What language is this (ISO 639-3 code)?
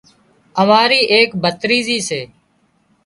kxp